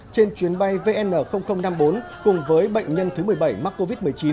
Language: Vietnamese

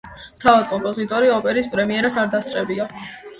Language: Georgian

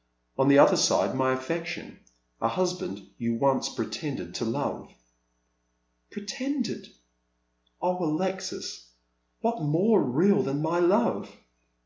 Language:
English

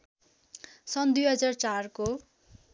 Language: Nepali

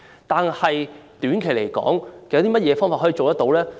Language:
Cantonese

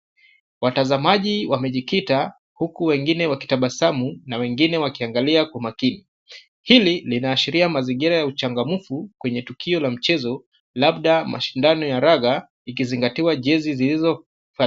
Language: Swahili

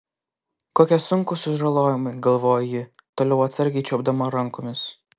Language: Lithuanian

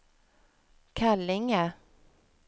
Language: Swedish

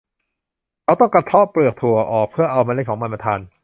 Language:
Thai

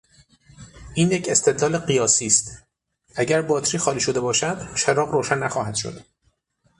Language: Persian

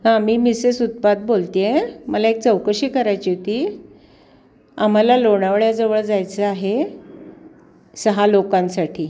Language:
Marathi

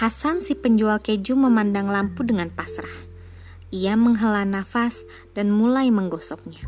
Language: Indonesian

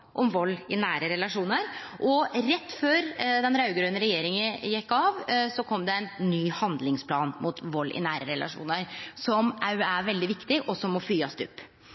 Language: Norwegian Nynorsk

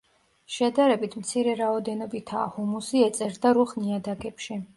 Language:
Georgian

